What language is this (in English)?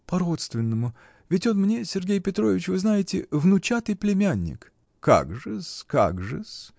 Russian